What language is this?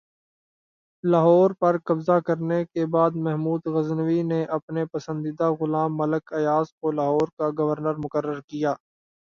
Urdu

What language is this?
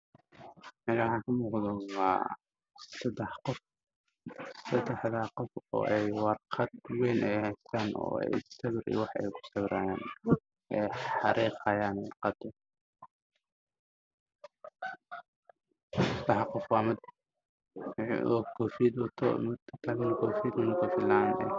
Somali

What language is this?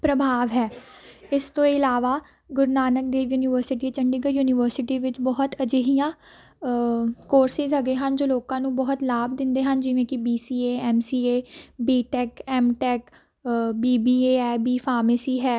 Punjabi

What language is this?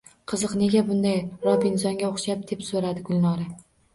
Uzbek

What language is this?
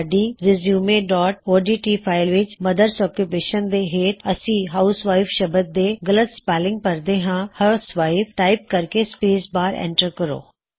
Punjabi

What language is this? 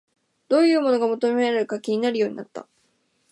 Japanese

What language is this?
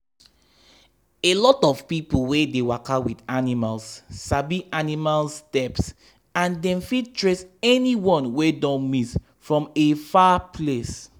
Nigerian Pidgin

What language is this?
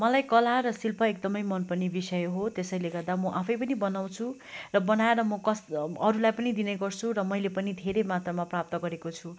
Nepali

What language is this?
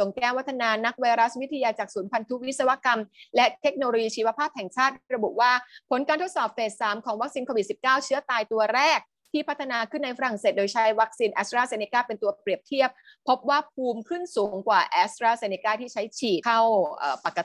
Thai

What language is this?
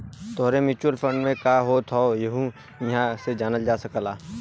Bhojpuri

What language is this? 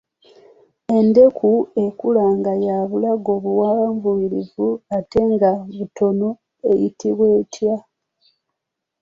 Ganda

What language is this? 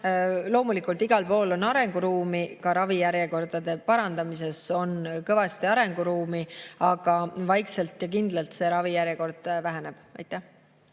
Estonian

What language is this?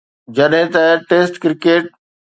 Sindhi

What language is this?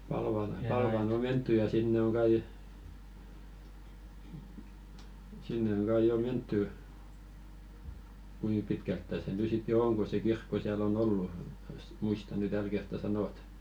Finnish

